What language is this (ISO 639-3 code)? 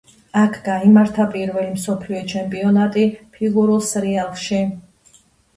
kat